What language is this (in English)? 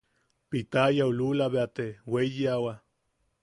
Yaqui